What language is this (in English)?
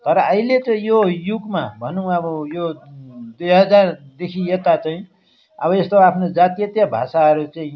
Nepali